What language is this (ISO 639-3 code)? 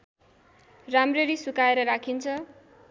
nep